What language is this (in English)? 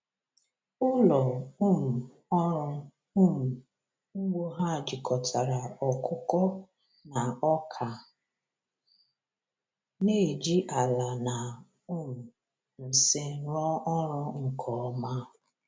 Igbo